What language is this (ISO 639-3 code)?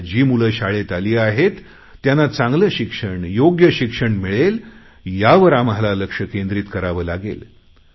mar